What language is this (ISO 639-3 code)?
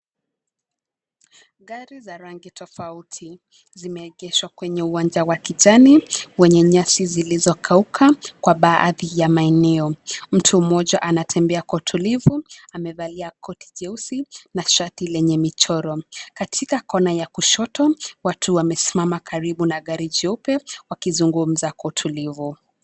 swa